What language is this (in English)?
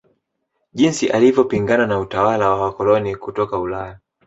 Swahili